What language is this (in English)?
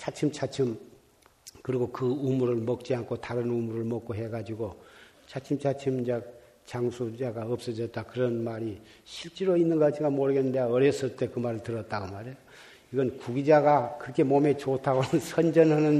Korean